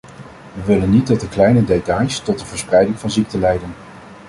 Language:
Dutch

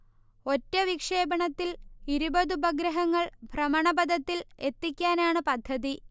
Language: Malayalam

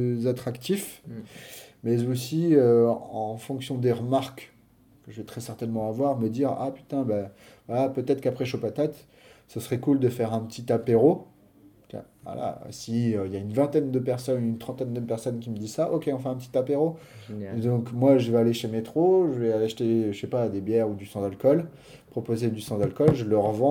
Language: French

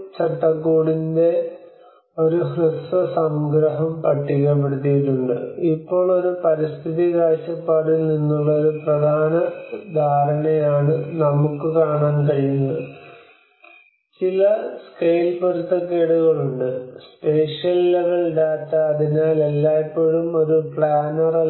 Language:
Malayalam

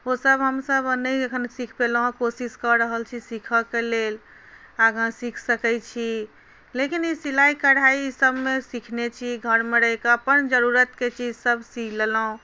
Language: Maithili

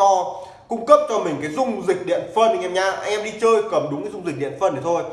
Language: Vietnamese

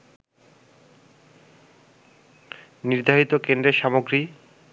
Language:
Bangla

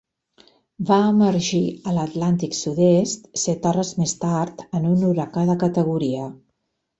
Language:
Catalan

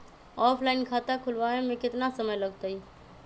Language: Magahi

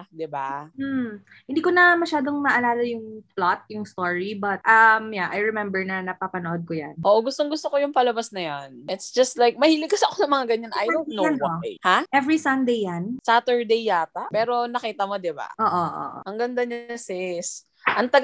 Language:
Filipino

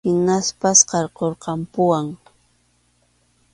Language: Arequipa-La Unión Quechua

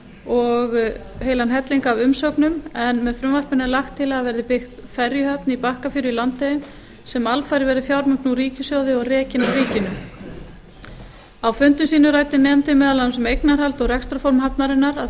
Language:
Icelandic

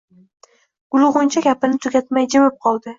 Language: Uzbek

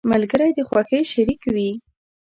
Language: Pashto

